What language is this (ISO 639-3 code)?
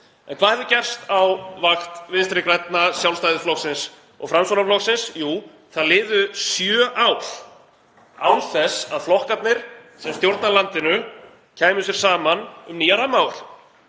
isl